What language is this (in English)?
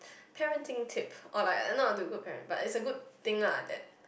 English